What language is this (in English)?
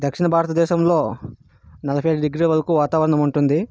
Telugu